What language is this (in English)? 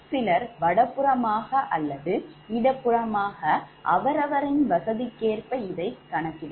Tamil